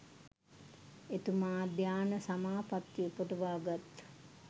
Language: Sinhala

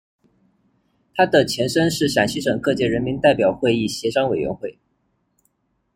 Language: Chinese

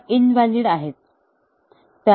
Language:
Marathi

